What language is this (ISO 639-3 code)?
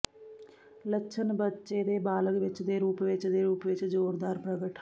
pan